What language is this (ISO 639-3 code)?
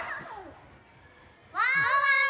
jpn